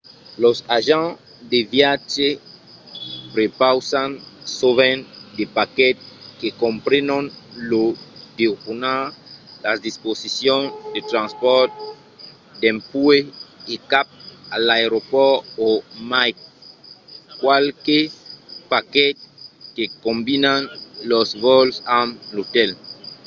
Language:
Occitan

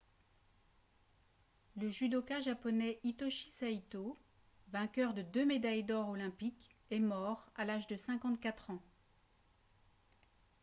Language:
French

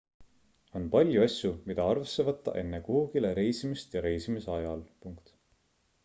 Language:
Estonian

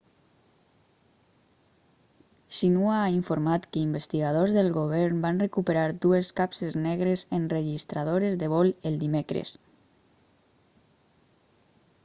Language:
Catalan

